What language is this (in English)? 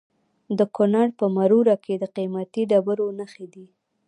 Pashto